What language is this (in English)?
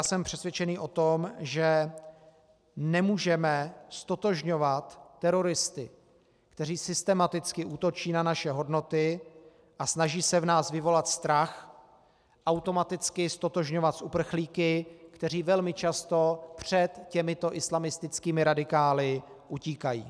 Czech